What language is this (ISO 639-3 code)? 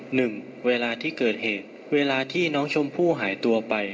tha